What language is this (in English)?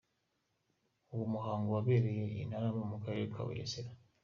Kinyarwanda